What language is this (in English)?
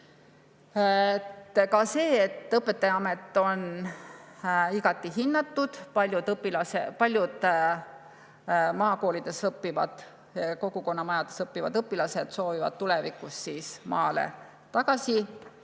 Estonian